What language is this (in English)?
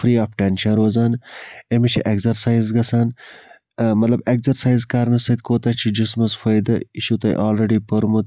Kashmiri